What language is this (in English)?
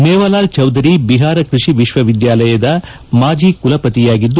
Kannada